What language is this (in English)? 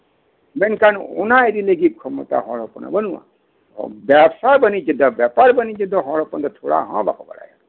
Santali